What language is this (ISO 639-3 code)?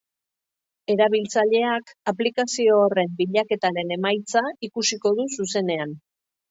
eus